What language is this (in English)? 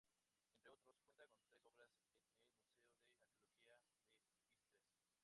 Spanish